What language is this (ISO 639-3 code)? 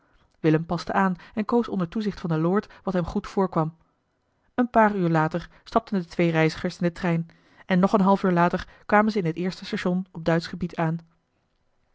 nld